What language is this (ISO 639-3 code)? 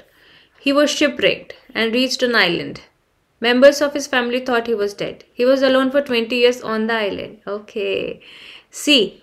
eng